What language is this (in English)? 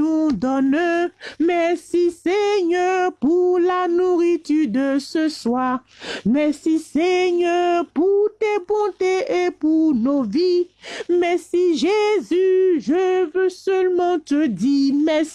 French